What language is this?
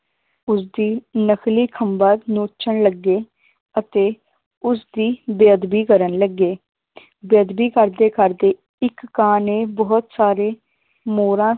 Punjabi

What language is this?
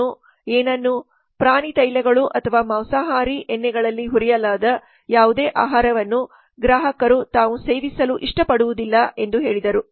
Kannada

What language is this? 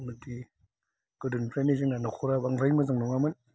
Bodo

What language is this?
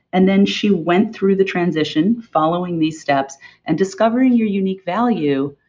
English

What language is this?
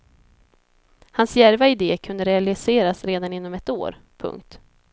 Swedish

